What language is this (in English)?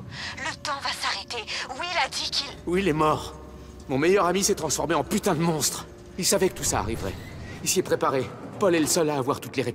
French